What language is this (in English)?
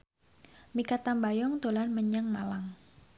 Javanese